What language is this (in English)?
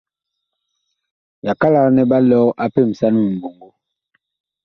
Bakoko